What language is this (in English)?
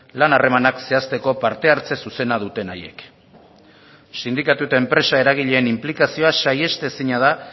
Basque